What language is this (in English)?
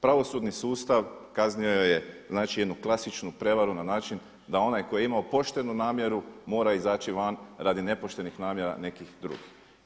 Croatian